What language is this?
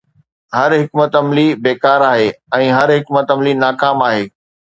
Sindhi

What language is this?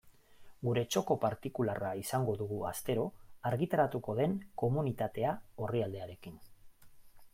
Basque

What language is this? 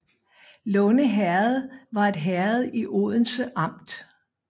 Danish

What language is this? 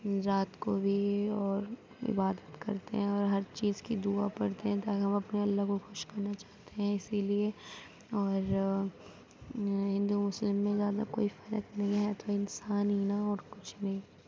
Urdu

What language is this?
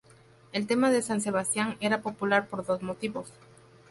Spanish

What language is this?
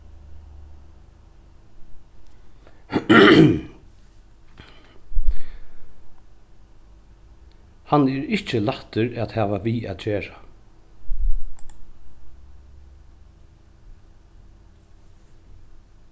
Faroese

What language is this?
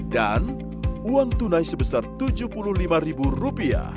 Indonesian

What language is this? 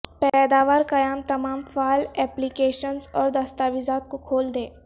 Urdu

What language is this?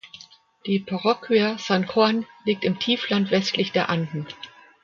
German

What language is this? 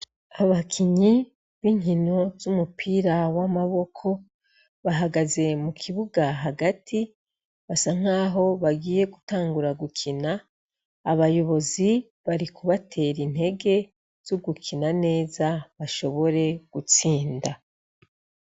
Rundi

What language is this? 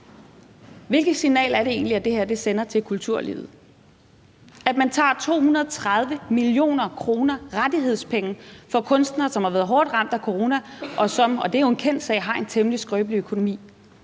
Danish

